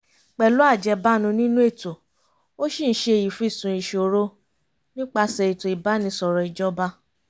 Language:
Yoruba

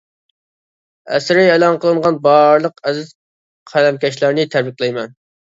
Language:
Uyghur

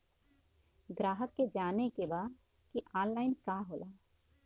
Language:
Bhojpuri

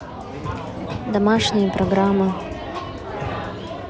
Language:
Russian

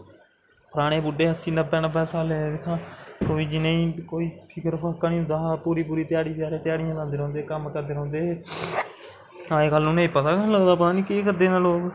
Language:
Dogri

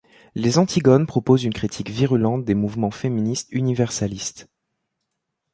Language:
French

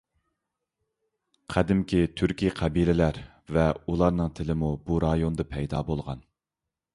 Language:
Uyghur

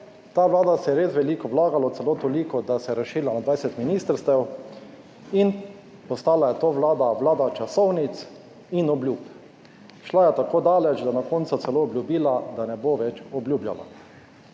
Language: Slovenian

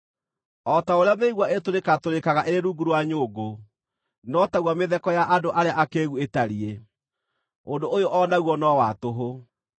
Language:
Kikuyu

